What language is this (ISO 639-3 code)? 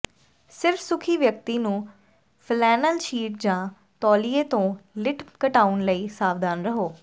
pan